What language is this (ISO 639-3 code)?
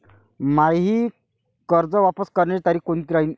mar